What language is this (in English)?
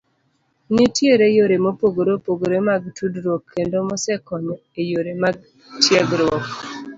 Luo (Kenya and Tanzania)